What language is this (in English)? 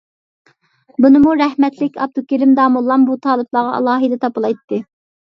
Uyghur